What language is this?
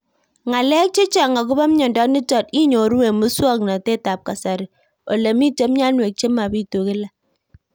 Kalenjin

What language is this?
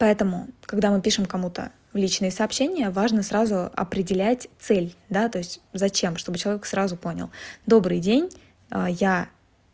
Russian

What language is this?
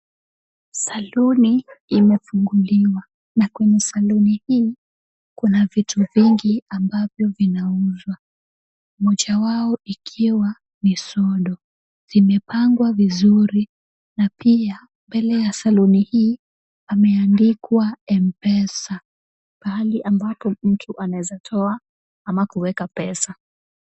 Swahili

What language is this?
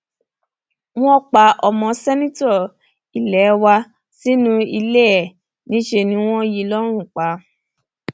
Yoruba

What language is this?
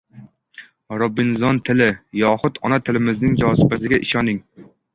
Uzbek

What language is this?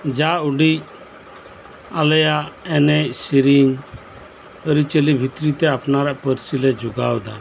Santali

